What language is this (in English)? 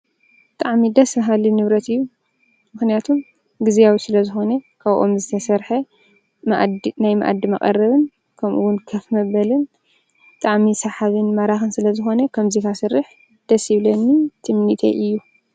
Tigrinya